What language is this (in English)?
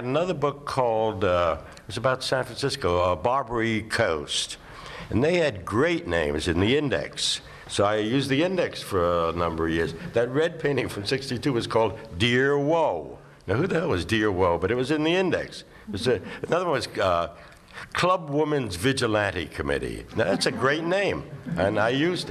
English